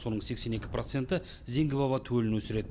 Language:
Kazakh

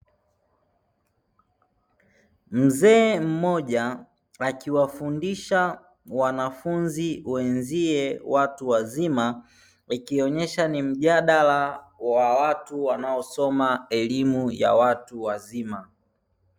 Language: Swahili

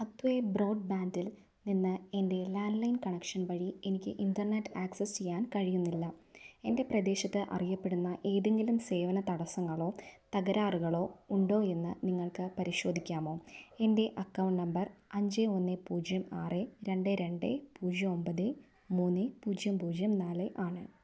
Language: Malayalam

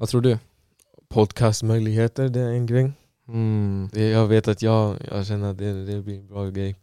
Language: Swedish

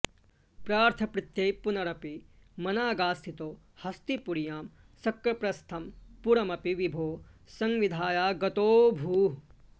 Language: Sanskrit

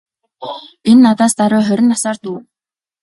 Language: Mongolian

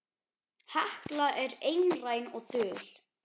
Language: Icelandic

